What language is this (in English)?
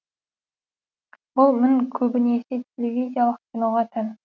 Kazakh